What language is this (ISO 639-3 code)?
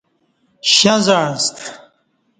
bsh